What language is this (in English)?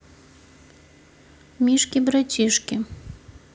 Russian